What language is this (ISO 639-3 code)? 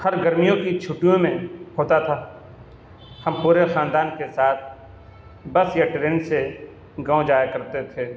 urd